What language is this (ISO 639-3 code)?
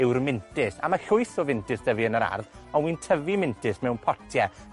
cym